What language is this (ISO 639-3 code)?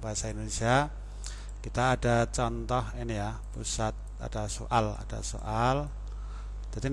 ind